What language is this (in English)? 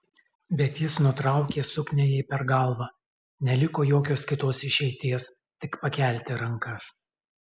Lithuanian